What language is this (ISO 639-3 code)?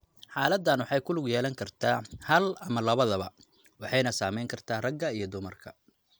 som